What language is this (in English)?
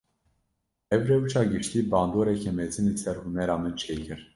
Kurdish